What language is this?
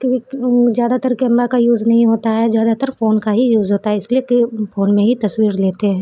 Urdu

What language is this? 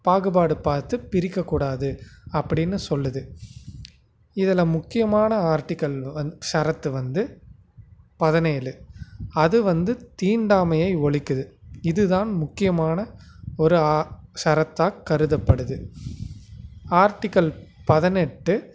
Tamil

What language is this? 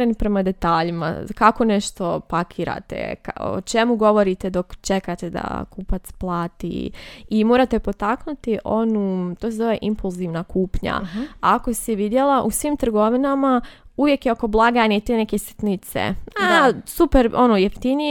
Croatian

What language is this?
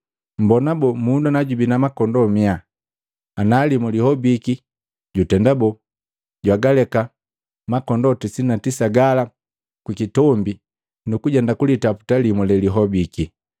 Matengo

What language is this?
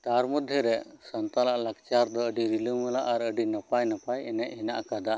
Santali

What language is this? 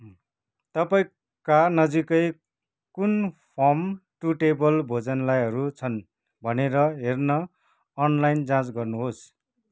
Nepali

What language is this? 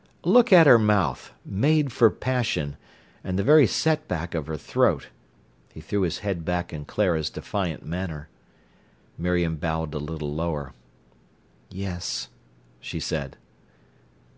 English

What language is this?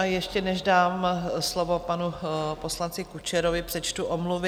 Czech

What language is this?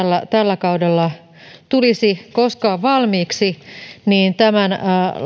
Finnish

